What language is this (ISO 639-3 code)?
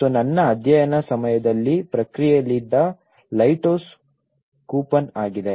kan